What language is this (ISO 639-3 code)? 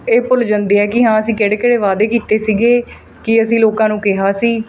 pan